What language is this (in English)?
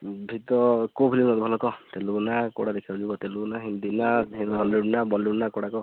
Odia